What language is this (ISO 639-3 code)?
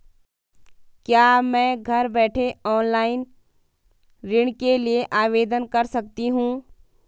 hin